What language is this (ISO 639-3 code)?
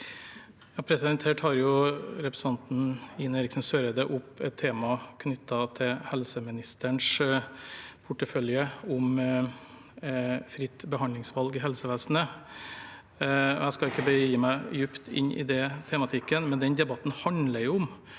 nor